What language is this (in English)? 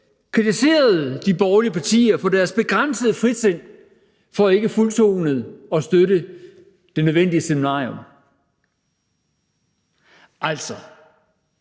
Danish